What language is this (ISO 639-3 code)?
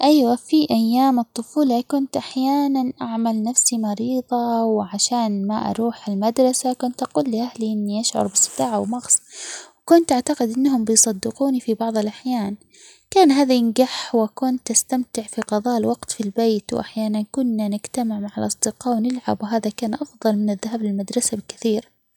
acx